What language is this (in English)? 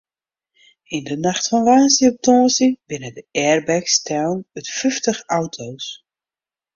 Western Frisian